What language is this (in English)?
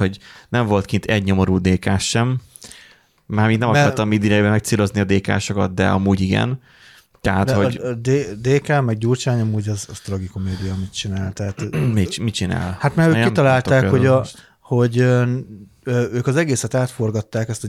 Hungarian